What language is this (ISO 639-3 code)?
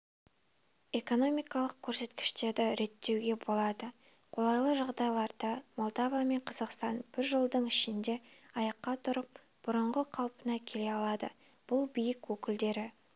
kaz